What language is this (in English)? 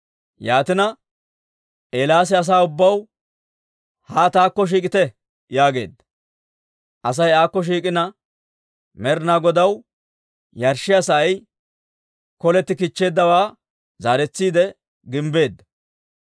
Dawro